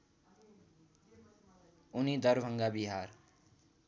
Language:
Nepali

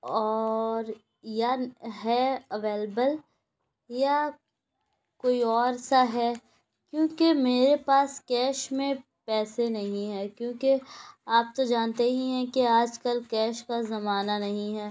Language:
Urdu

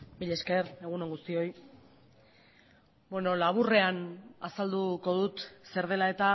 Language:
Basque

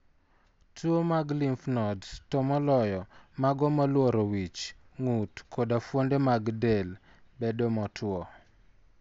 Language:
Luo (Kenya and Tanzania)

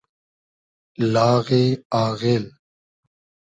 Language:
Hazaragi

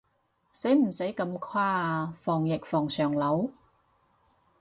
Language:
Cantonese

